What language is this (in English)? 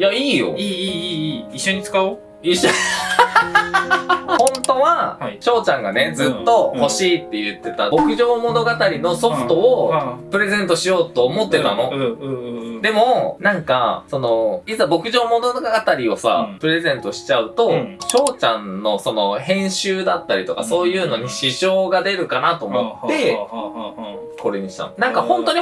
Japanese